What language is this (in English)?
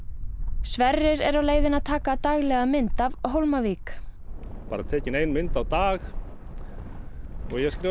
Icelandic